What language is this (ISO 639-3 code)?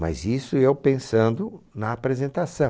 por